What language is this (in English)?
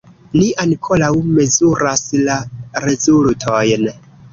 Esperanto